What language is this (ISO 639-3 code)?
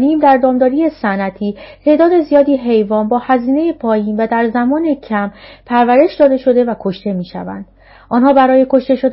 fas